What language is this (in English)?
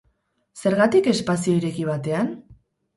Basque